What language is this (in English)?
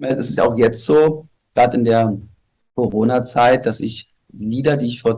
German